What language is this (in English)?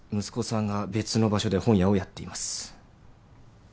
Japanese